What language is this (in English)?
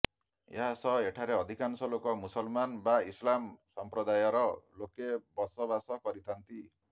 Odia